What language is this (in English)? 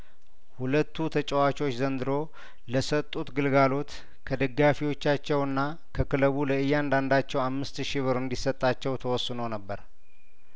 Amharic